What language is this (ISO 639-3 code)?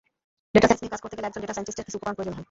ben